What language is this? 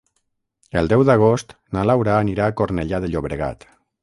Catalan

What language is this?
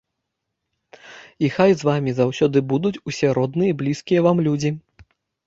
Belarusian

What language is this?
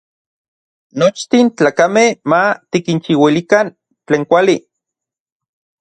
Orizaba Nahuatl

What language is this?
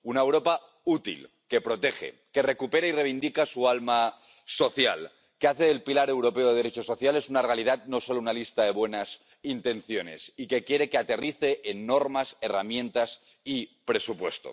Spanish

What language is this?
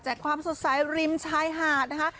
Thai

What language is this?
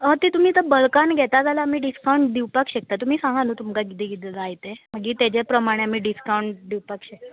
Konkani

